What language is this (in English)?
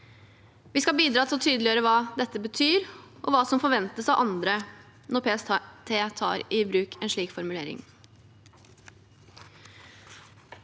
Norwegian